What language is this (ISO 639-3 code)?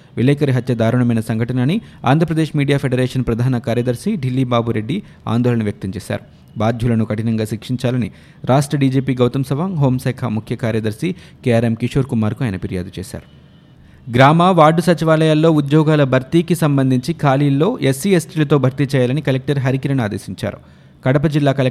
tel